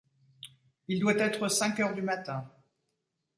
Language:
French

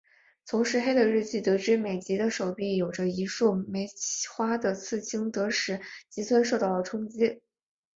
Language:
Chinese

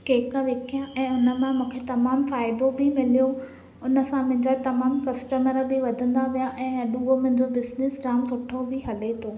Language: Sindhi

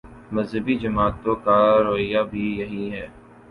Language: Urdu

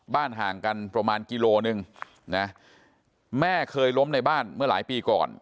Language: Thai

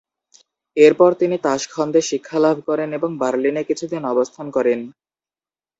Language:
Bangla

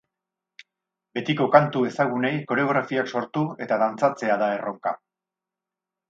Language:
Basque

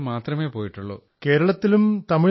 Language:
Malayalam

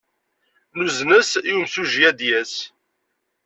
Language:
Kabyle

